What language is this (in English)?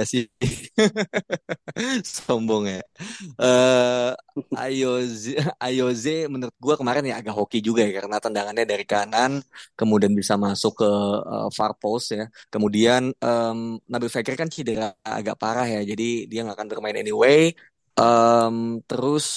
Indonesian